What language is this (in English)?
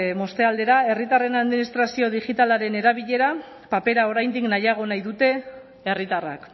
Basque